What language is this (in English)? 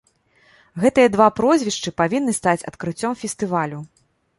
Belarusian